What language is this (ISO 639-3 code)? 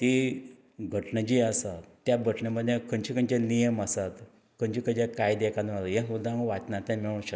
kok